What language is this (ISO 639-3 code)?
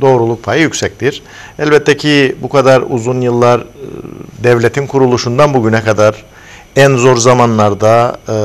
tur